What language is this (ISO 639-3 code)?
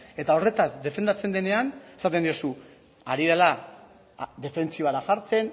eus